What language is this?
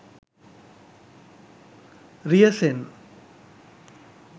Sinhala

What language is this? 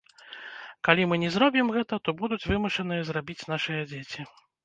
Belarusian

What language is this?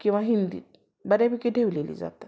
Marathi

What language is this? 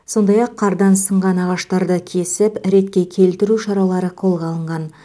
Kazakh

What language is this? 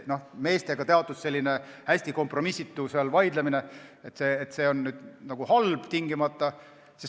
Estonian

